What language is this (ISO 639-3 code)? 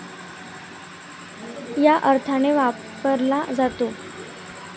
mar